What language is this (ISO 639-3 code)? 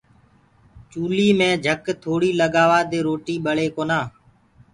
ggg